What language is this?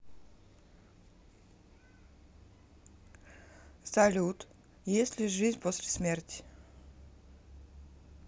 Russian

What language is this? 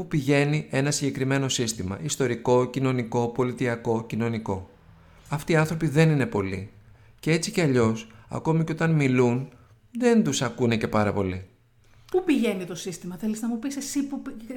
Greek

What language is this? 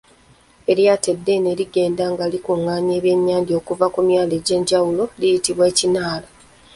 Ganda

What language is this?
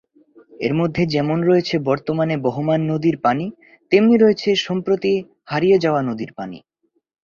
Bangla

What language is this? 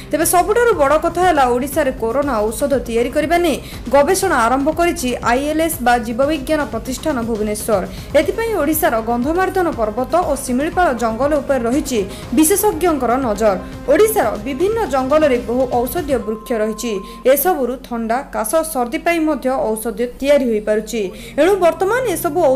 Romanian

